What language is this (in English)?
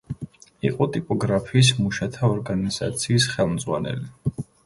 Georgian